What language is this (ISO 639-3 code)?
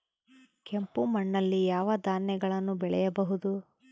kan